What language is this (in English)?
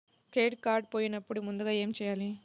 Telugu